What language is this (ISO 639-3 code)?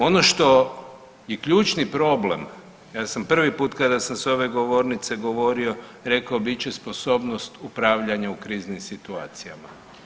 hrv